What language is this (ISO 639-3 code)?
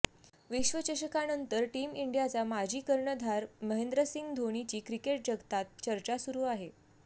mar